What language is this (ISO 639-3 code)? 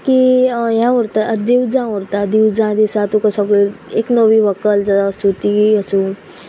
kok